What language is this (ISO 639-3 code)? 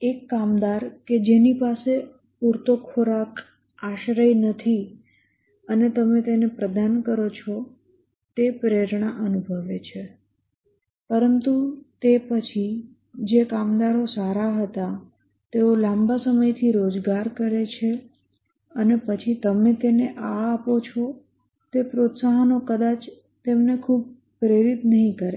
guj